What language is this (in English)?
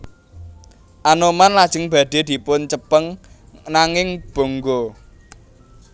Javanese